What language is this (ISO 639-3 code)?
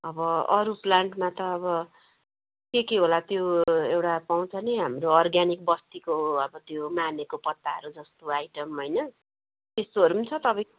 nep